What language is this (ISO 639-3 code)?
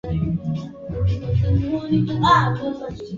swa